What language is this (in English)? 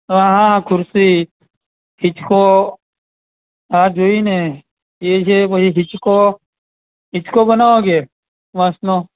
Gujarati